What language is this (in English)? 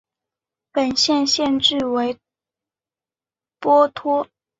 Chinese